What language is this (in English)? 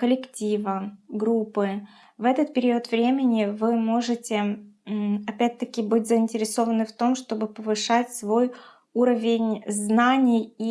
Russian